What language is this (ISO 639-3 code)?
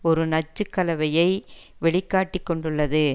tam